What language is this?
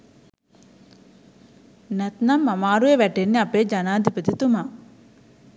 Sinhala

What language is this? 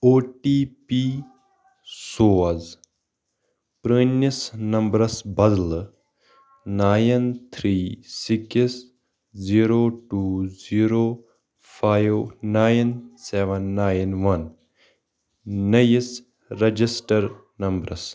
Kashmiri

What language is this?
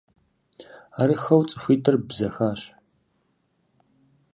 Kabardian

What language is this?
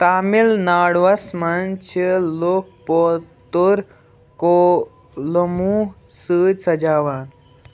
Kashmiri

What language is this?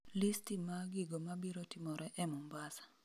Luo (Kenya and Tanzania)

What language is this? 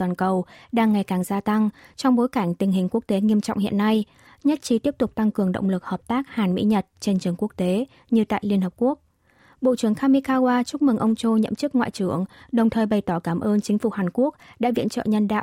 Vietnamese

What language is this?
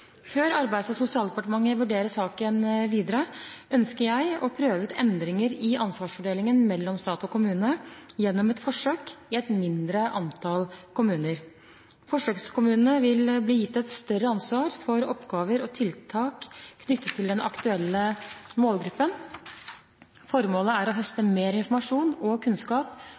Norwegian Bokmål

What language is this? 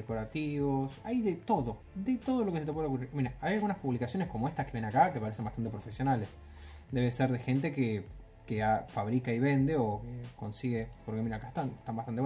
Spanish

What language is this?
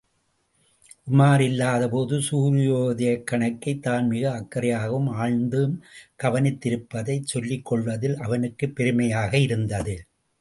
Tamil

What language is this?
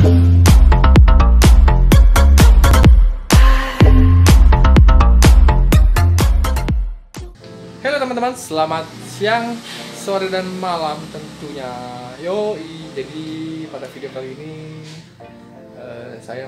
Indonesian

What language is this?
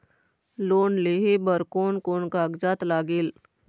Chhattisgarhi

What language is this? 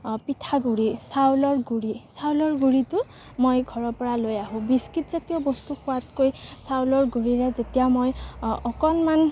Assamese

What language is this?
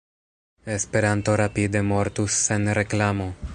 Esperanto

